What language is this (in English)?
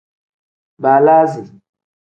Tem